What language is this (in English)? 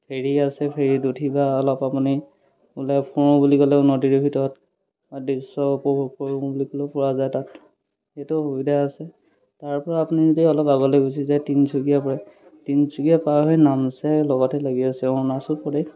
Assamese